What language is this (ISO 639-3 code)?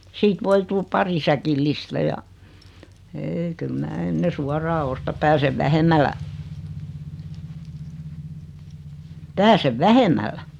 fin